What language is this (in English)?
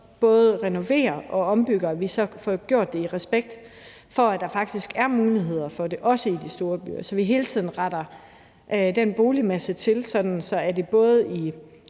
Danish